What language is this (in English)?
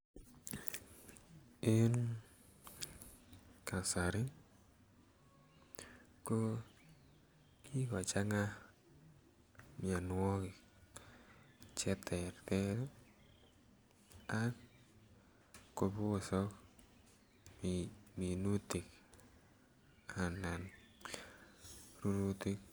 Kalenjin